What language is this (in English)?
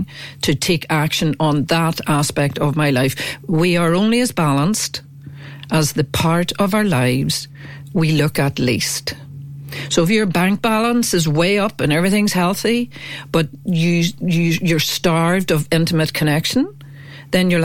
English